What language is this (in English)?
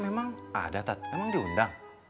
Indonesian